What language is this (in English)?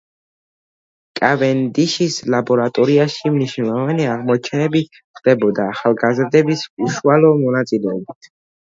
Georgian